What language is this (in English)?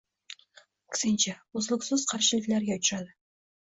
Uzbek